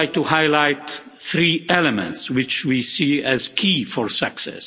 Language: English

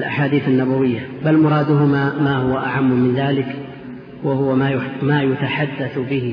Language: Arabic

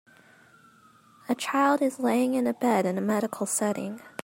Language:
English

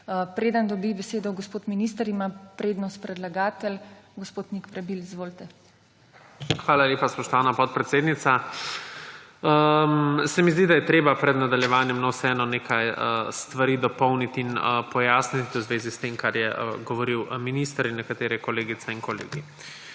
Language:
Slovenian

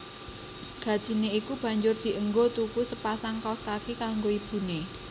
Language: Javanese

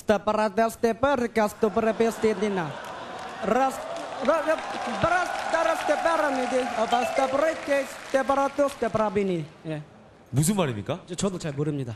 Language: Korean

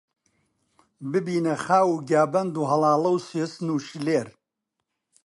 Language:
Central Kurdish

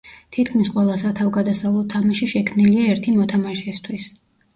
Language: Georgian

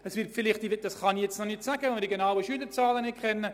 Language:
Swiss German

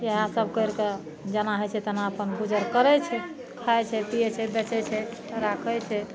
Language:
Maithili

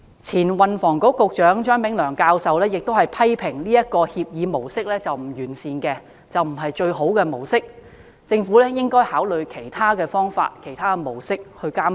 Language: Cantonese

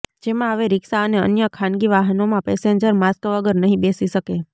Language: Gujarati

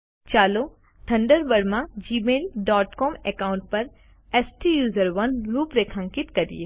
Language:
Gujarati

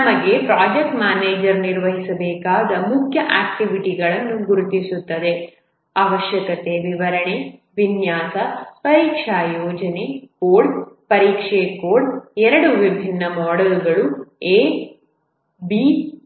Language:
Kannada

